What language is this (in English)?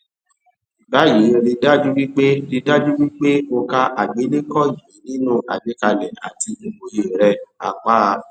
Yoruba